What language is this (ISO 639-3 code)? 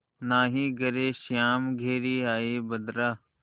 hin